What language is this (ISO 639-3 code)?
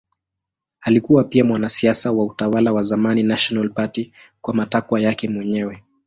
swa